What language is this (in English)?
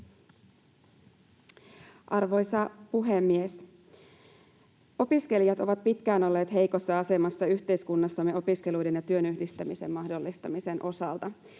Finnish